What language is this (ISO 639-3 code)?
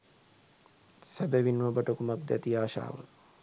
sin